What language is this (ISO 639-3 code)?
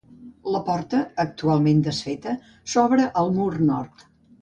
cat